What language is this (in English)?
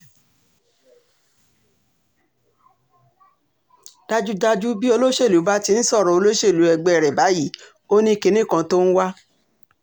Yoruba